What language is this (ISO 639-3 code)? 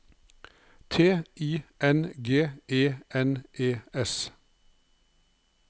nor